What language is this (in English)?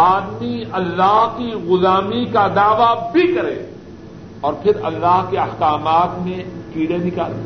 Urdu